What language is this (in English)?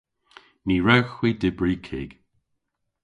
Cornish